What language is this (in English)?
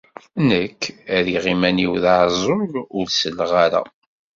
Kabyle